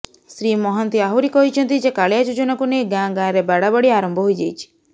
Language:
Odia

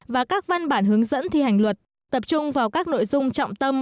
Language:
Vietnamese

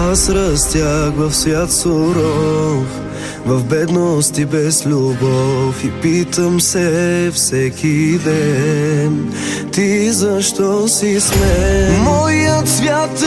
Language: Romanian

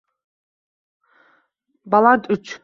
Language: Uzbek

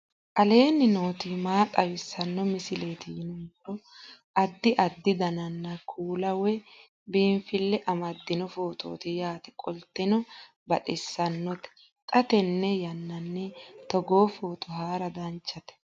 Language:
Sidamo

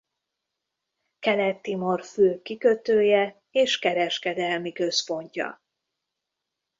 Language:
Hungarian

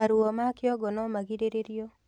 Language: Kikuyu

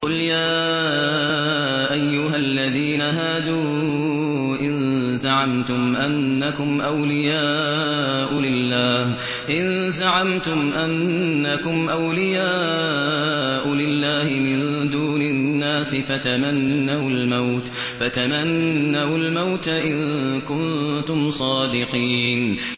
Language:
Arabic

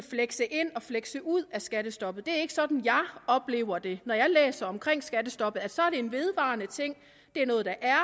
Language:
Danish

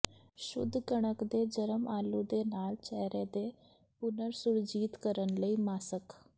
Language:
Punjabi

